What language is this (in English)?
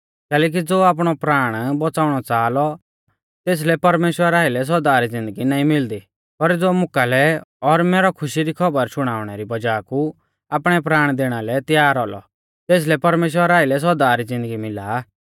Mahasu Pahari